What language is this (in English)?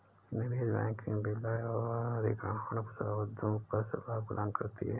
Hindi